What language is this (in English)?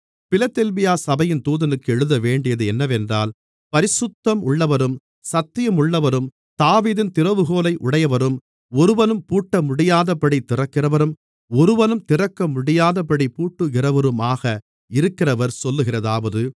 Tamil